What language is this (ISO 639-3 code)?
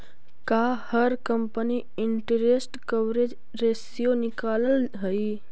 mag